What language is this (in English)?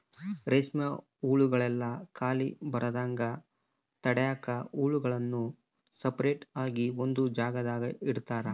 Kannada